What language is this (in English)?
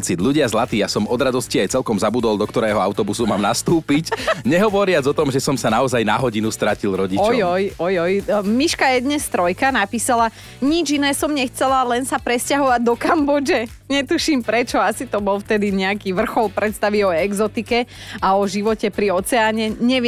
Slovak